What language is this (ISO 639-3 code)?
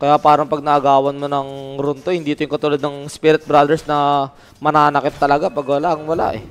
fil